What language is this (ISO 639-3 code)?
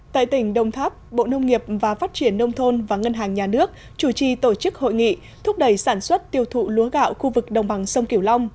vie